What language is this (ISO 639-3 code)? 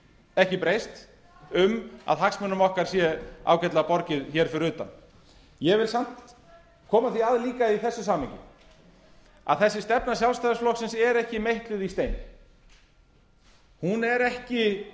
isl